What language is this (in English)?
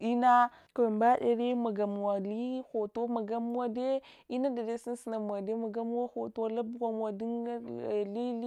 Hwana